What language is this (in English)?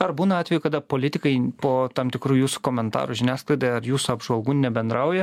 Lithuanian